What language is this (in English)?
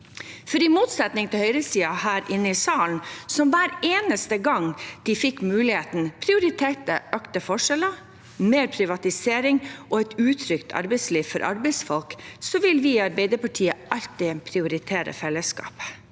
Norwegian